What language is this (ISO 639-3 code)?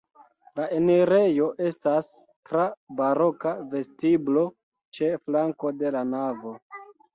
epo